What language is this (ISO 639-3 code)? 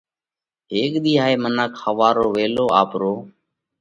kvx